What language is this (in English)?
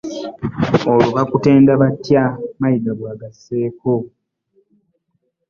Ganda